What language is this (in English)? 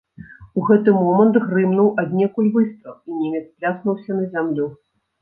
Belarusian